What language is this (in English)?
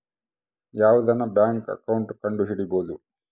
Kannada